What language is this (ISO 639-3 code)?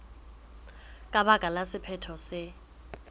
sot